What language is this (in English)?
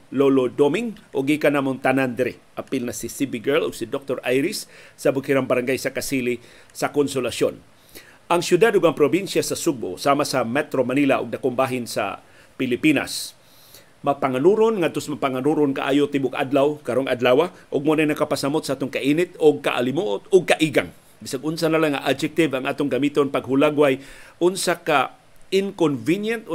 Filipino